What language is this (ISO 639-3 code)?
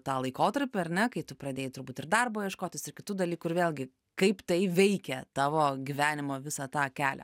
lit